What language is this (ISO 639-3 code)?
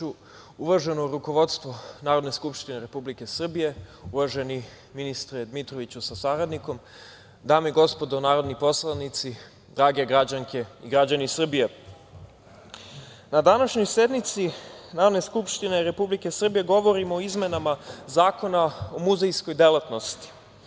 srp